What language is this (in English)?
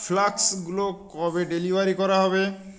Bangla